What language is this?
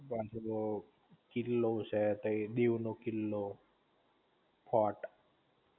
Gujarati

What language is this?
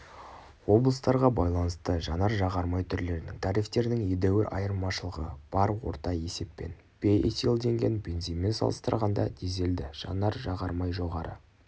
Kazakh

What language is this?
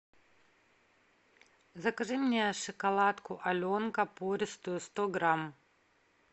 Russian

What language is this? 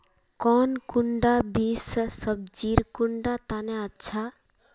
Magahi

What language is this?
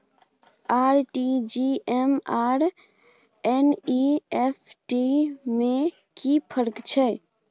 Maithili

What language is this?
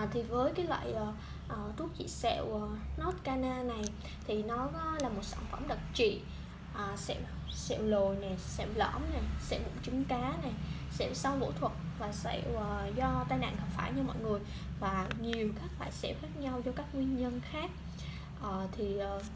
Vietnamese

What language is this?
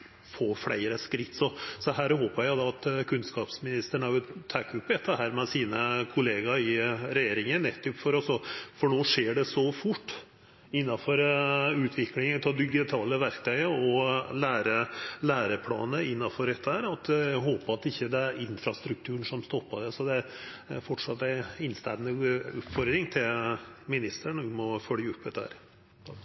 Norwegian Nynorsk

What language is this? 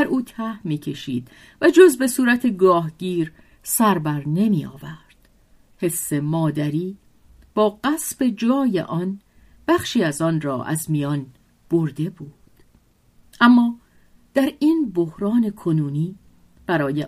Persian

